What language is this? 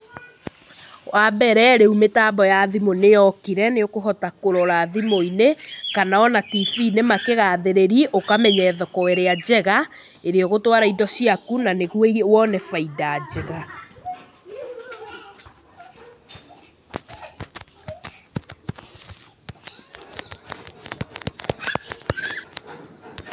Kikuyu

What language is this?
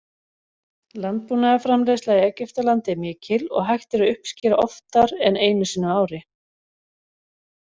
Icelandic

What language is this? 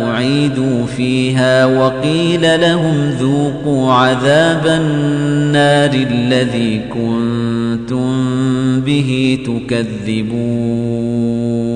Arabic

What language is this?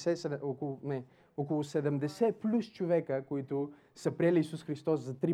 Bulgarian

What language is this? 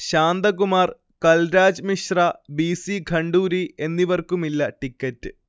Malayalam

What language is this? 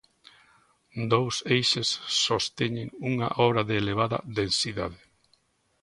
Galician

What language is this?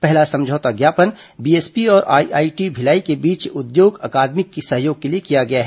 Hindi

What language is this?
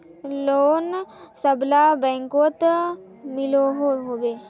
Magahi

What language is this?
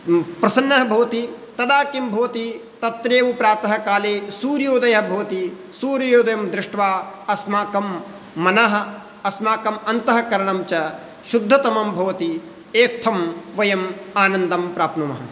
Sanskrit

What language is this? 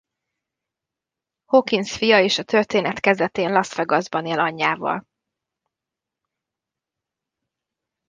Hungarian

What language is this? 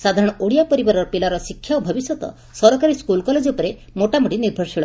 Odia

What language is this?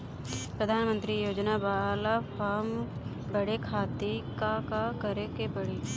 Bhojpuri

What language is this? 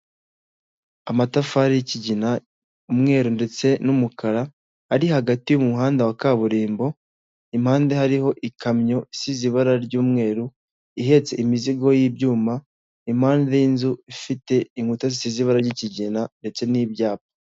Kinyarwanda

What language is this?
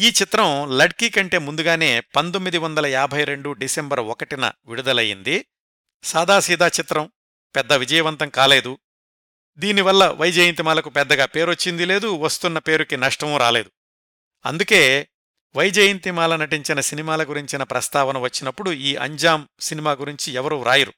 Telugu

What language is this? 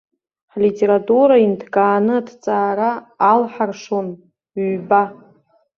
Abkhazian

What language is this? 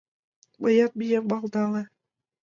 Mari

